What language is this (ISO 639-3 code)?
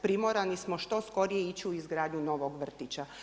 hrv